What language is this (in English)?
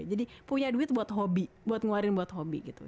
Indonesian